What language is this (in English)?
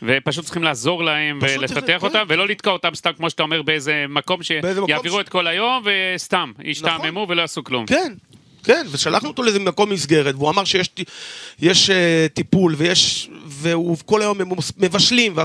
Hebrew